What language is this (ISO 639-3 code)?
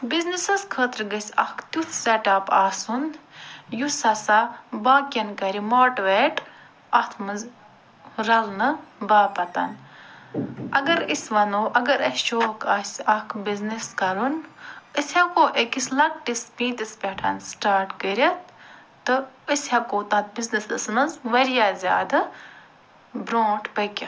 kas